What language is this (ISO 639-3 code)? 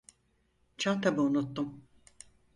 tur